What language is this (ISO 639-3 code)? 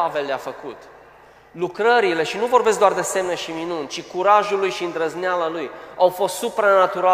ron